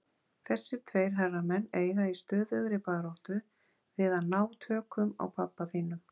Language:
Icelandic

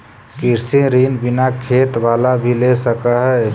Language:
Magahi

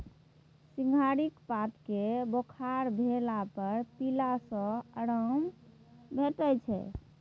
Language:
Maithili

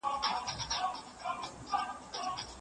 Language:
Pashto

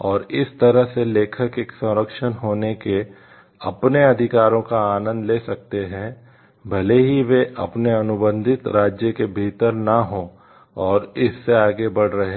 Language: Hindi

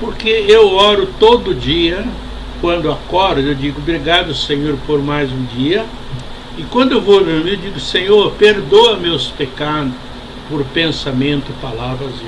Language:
Portuguese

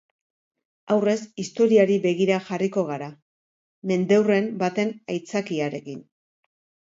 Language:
Basque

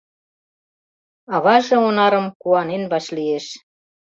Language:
Mari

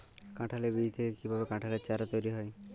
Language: Bangla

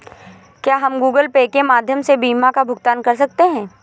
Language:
Hindi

